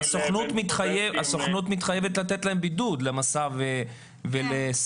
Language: Hebrew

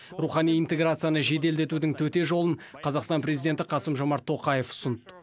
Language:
Kazakh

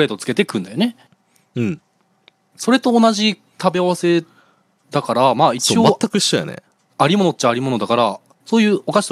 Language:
Japanese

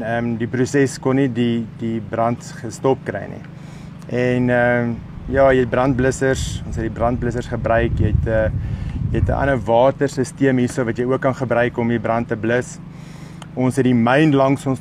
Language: Dutch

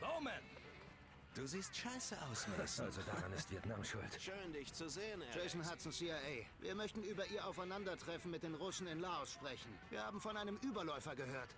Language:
German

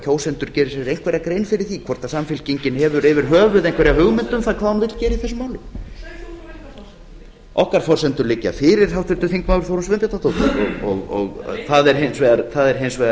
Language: Icelandic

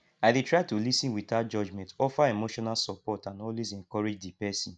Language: Nigerian Pidgin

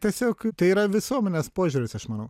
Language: Lithuanian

